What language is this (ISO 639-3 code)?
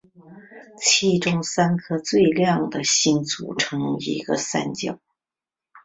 zho